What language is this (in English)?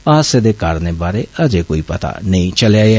Dogri